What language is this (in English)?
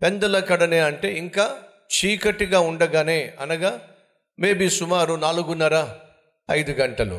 Telugu